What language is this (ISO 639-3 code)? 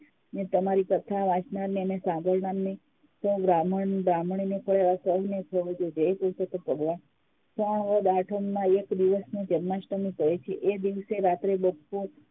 guj